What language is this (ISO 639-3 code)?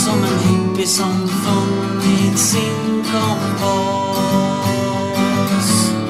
swe